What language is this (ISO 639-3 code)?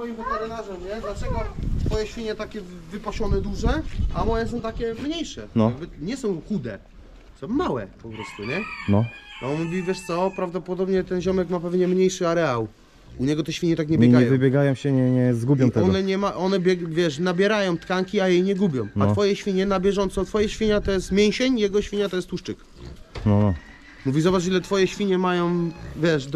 pol